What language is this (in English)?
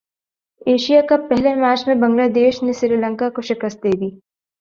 Urdu